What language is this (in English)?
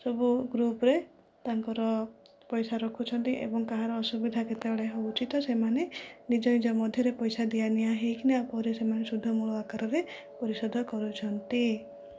Odia